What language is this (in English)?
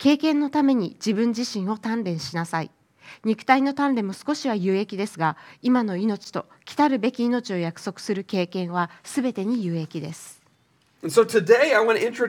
Japanese